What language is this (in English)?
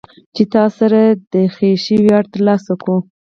Pashto